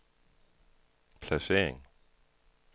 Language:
Danish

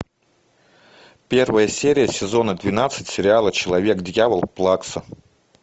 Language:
Russian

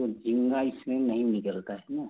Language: Hindi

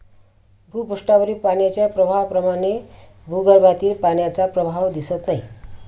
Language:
Marathi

